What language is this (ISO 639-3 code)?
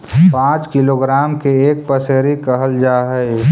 mag